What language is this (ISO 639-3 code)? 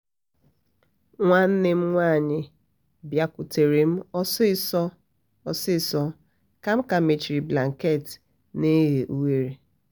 ibo